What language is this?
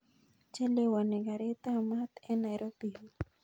Kalenjin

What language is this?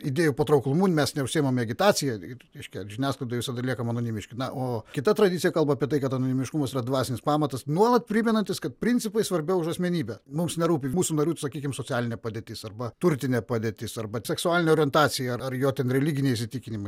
Lithuanian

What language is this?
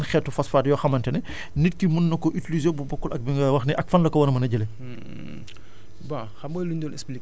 Wolof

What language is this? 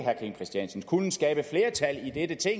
Danish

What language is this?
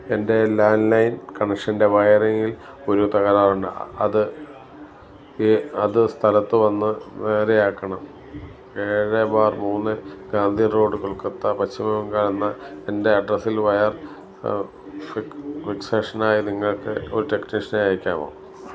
Malayalam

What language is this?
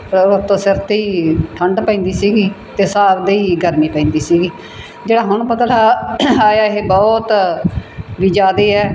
Punjabi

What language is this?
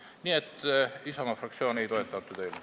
Estonian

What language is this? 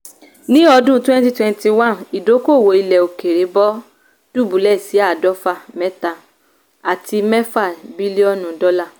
Yoruba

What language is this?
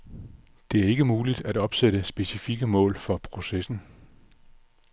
Danish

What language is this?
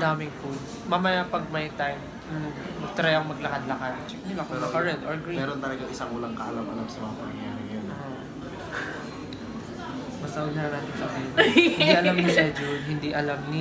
English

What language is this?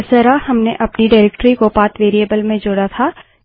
Hindi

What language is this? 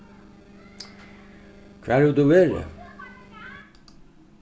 Faroese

